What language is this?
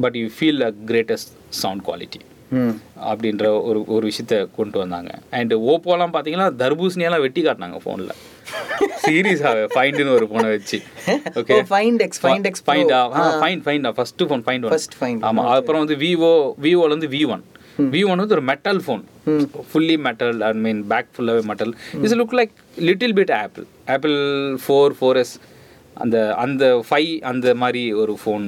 Tamil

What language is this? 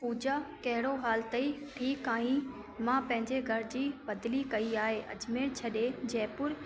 Sindhi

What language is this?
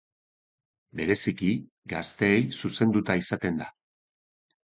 Basque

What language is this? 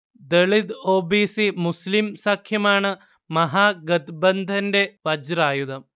Malayalam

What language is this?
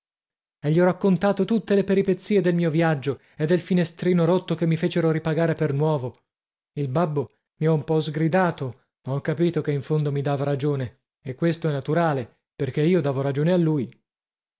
Italian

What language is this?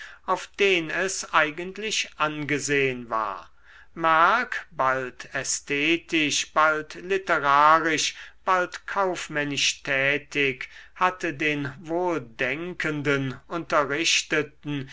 German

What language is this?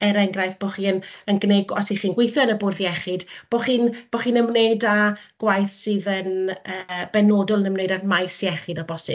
Welsh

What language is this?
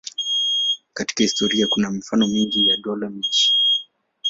Swahili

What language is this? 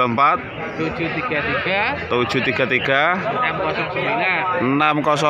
Indonesian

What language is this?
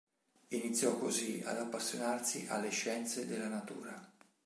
Italian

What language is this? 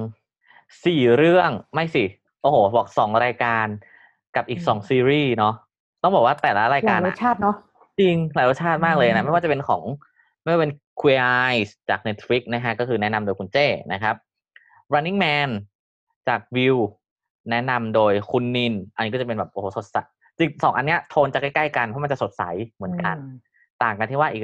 Thai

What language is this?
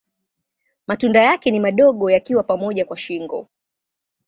Swahili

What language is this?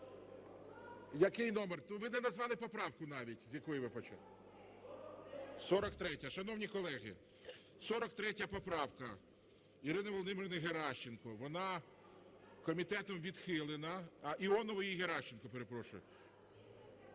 Ukrainian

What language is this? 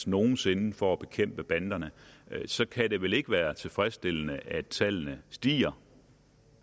Danish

